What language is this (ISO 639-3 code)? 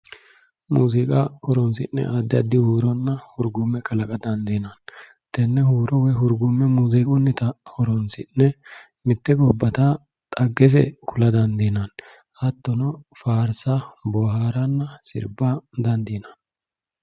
sid